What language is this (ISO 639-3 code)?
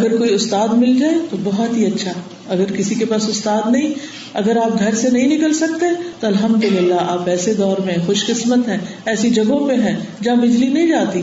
urd